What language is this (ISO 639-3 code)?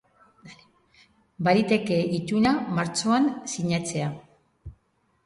eus